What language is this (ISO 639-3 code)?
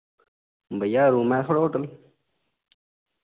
doi